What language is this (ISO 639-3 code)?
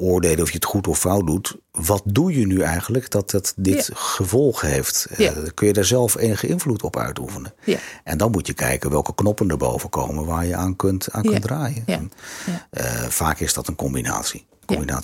nld